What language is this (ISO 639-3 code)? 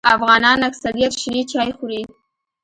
pus